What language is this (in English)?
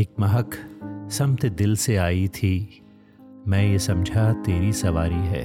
Hindi